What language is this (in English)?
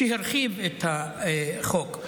Hebrew